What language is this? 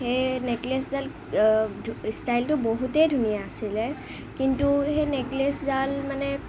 Assamese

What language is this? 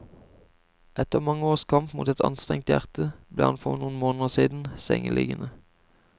Norwegian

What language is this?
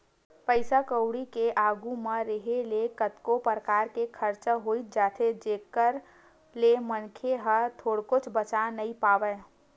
Chhattisgarhi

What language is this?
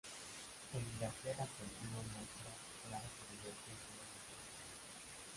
Spanish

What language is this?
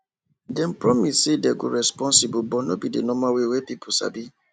Nigerian Pidgin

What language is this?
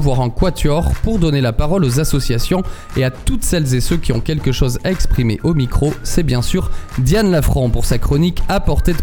French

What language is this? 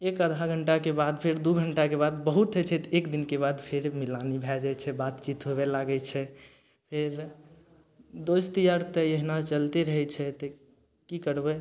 Maithili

